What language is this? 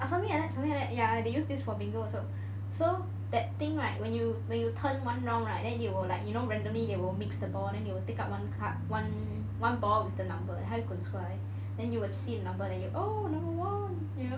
English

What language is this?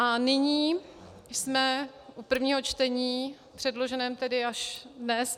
Czech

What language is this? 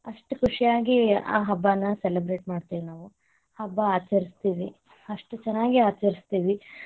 Kannada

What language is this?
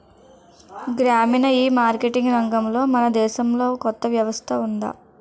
Telugu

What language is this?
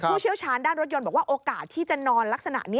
Thai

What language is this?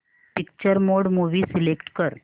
Marathi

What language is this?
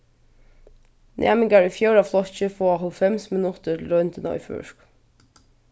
Faroese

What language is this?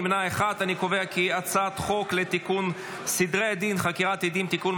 Hebrew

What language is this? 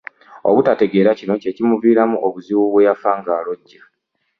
Ganda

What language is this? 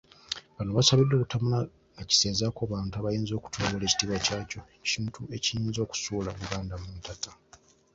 Ganda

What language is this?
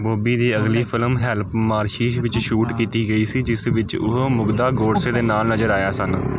Punjabi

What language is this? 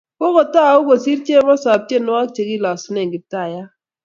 Kalenjin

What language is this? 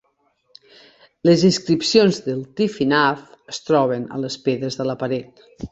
Catalan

